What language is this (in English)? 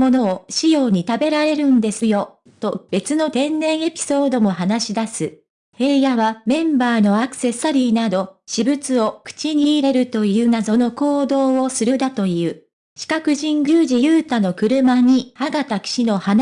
Japanese